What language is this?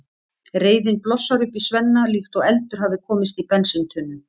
Icelandic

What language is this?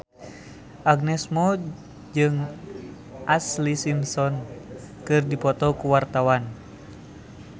Sundanese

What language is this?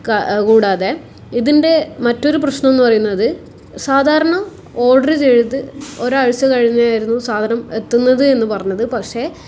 Malayalam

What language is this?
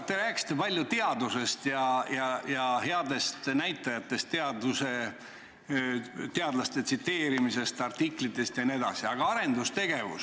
Estonian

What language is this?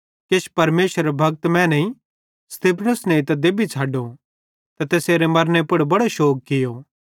Bhadrawahi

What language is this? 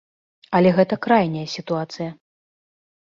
Belarusian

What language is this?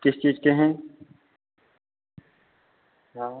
Hindi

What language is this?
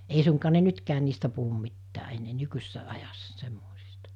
Finnish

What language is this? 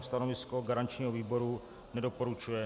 Czech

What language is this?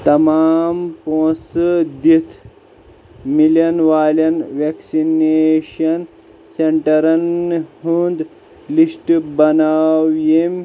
Kashmiri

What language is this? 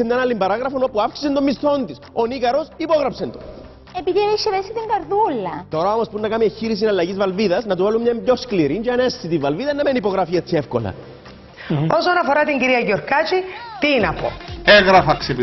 Greek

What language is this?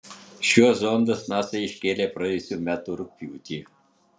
Lithuanian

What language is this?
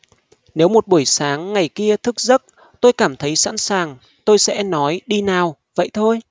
Vietnamese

